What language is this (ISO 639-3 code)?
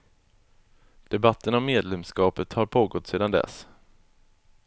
swe